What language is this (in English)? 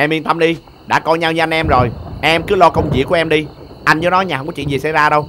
Vietnamese